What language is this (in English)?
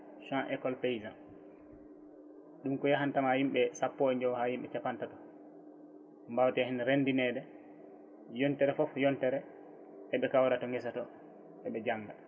Fula